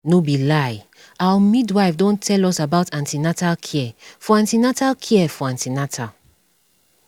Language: Nigerian Pidgin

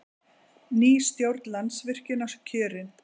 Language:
Icelandic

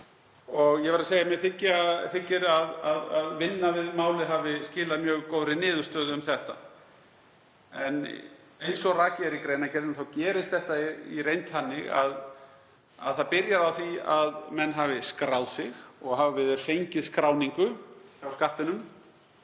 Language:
Icelandic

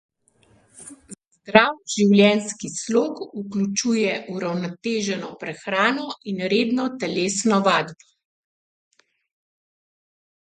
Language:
Slovenian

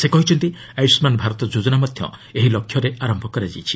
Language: Odia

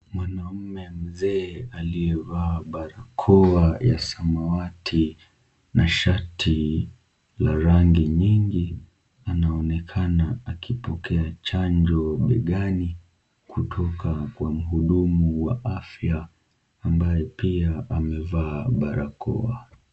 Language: Swahili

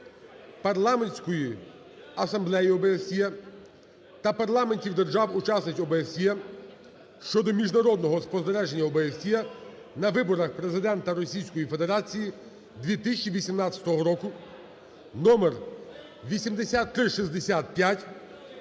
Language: Ukrainian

